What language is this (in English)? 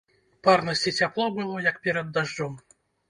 Belarusian